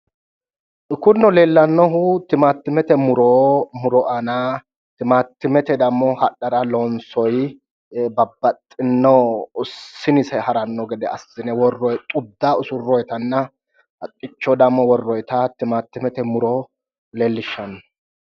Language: Sidamo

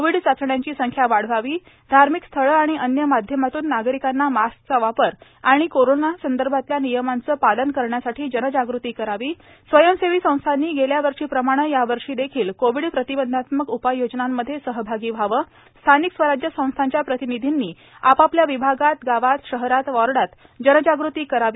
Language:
Marathi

